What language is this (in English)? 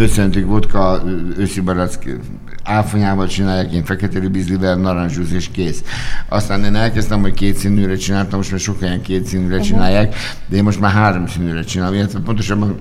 Hungarian